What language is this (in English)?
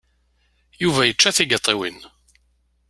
Kabyle